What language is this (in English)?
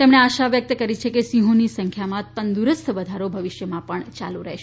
Gujarati